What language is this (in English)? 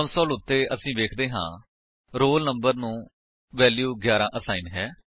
Punjabi